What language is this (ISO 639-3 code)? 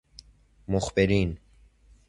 fas